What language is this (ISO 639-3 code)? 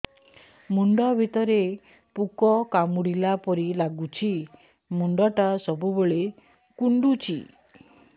ori